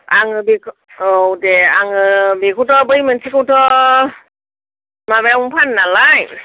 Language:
Bodo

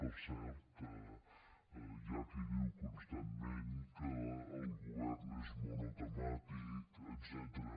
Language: Catalan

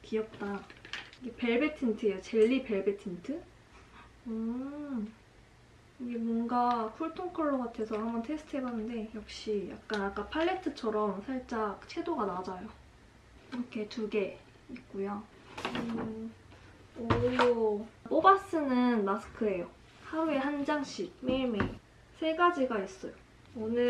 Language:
Korean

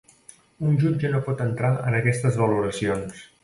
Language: Catalan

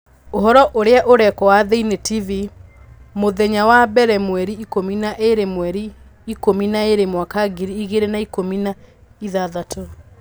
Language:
Kikuyu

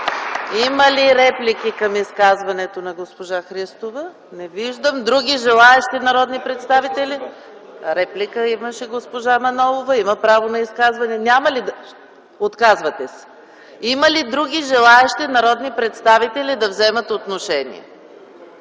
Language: Bulgarian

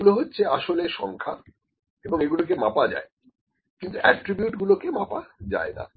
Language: Bangla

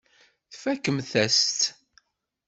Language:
Kabyle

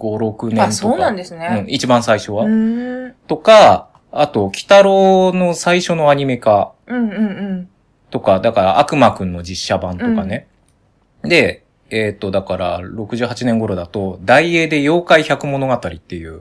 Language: Japanese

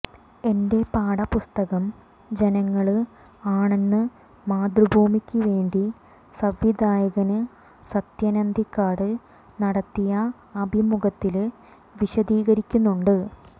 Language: Malayalam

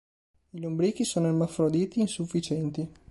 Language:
Italian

